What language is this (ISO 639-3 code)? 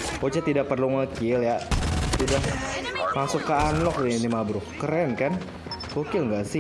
ind